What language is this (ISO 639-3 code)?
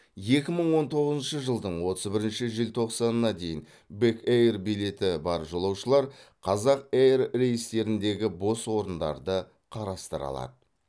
kaz